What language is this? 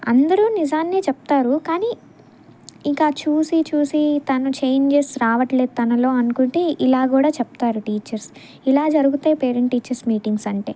Telugu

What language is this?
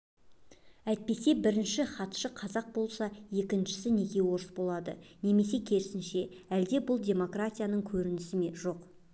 Kazakh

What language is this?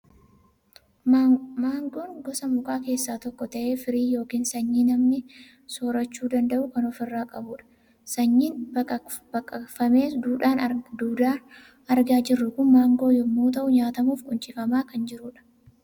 Oromo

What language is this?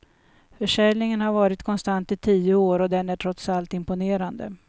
Swedish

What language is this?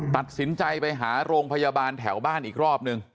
Thai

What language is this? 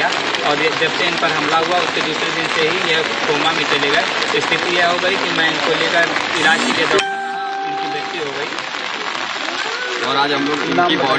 Hindi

